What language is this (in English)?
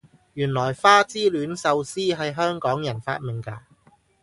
Cantonese